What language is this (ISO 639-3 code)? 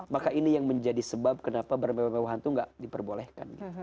ind